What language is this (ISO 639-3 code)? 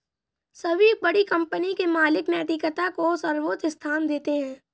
hin